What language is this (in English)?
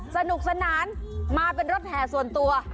Thai